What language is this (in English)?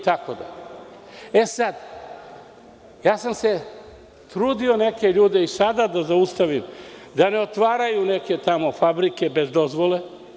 Serbian